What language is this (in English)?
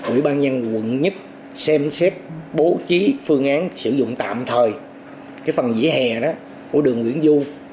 Vietnamese